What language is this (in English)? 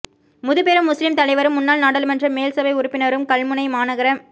Tamil